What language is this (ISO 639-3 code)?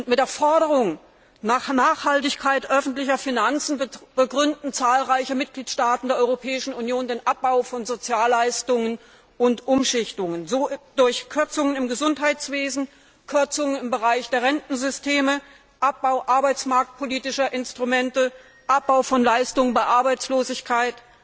deu